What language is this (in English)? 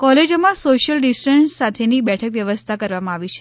Gujarati